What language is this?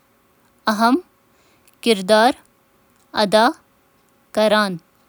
Kashmiri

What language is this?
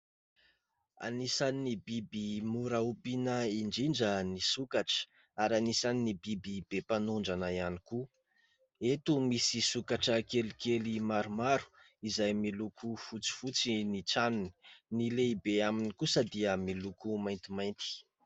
Malagasy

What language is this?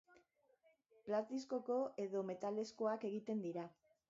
Basque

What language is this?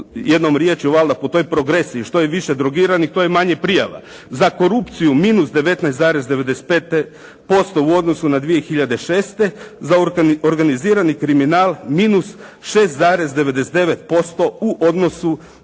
Croatian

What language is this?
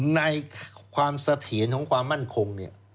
Thai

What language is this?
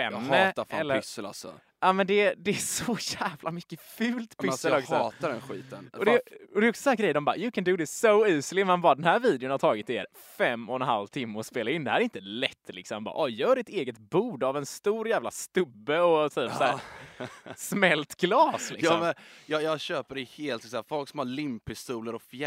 Swedish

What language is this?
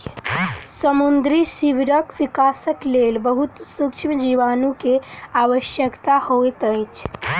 Maithili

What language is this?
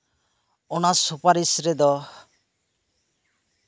Santali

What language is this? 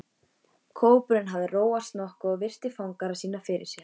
Icelandic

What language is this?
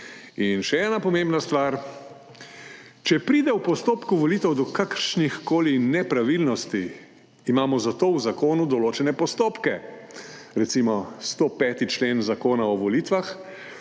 Slovenian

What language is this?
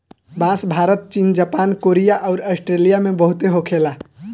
Bhojpuri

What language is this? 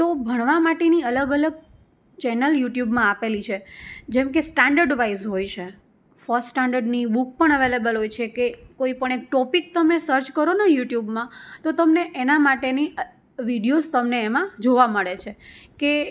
Gujarati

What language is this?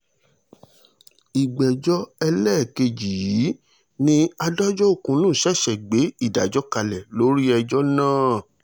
Yoruba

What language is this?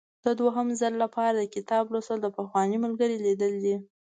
Pashto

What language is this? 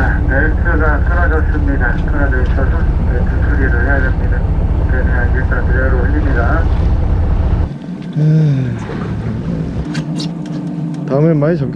Korean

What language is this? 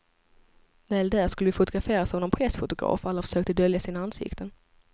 Swedish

